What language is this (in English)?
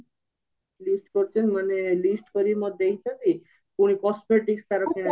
Odia